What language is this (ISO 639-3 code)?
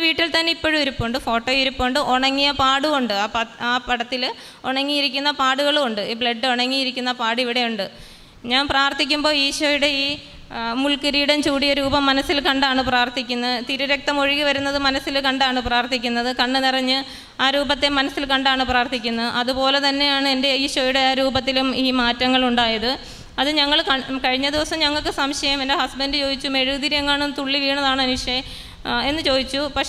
mal